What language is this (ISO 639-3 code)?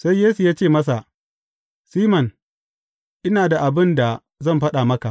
hau